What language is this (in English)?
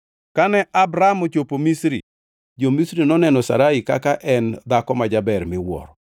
Luo (Kenya and Tanzania)